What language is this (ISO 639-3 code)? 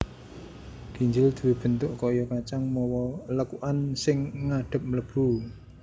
jav